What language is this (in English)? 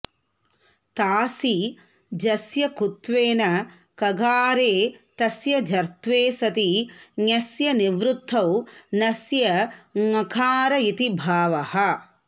Sanskrit